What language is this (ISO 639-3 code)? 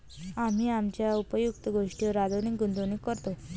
mar